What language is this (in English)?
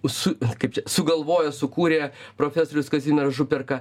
Lithuanian